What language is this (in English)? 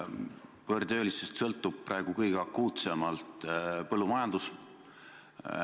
Estonian